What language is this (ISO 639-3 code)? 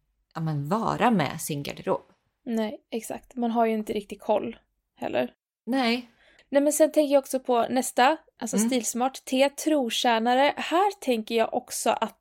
swe